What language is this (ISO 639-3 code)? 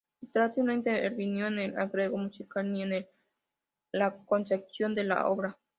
spa